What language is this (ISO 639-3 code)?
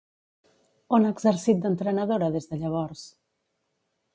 cat